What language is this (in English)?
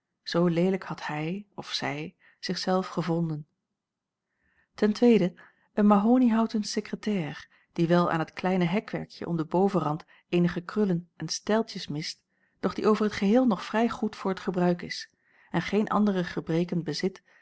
Dutch